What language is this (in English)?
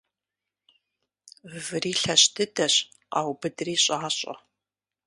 Kabardian